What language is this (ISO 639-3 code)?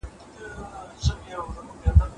pus